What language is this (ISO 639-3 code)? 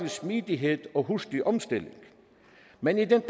dan